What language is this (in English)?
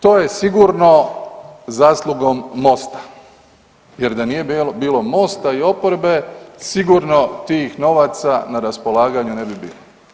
Croatian